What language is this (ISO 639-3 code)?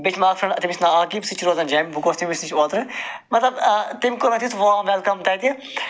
kas